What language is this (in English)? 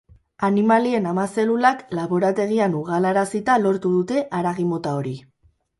Basque